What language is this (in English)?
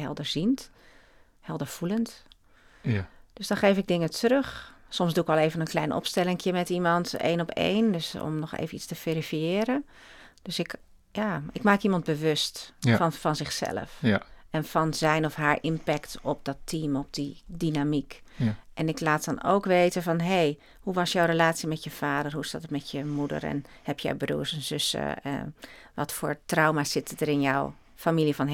Dutch